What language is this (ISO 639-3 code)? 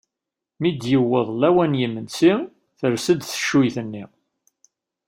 kab